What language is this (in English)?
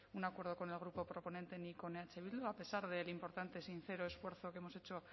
Spanish